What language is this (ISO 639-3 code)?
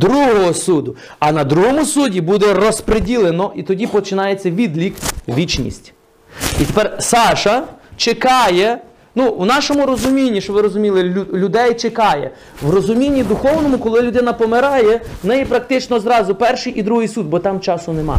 ukr